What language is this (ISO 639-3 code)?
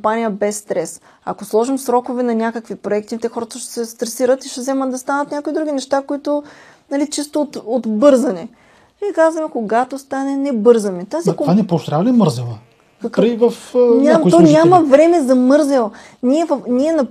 bul